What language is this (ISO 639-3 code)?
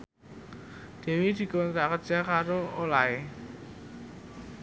jav